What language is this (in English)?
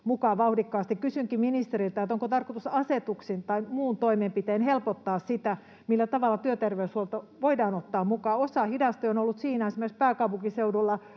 Finnish